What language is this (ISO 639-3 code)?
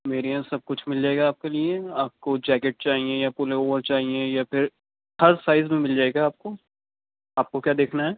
urd